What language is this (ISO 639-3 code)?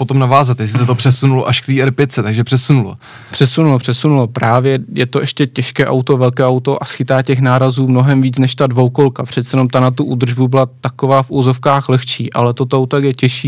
ces